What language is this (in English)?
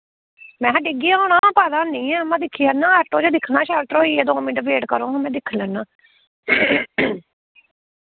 Dogri